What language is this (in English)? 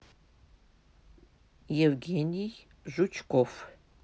Russian